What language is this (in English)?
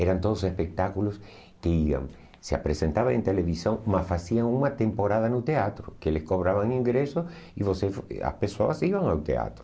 Portuguese